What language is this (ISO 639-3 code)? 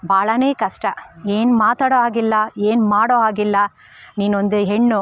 kan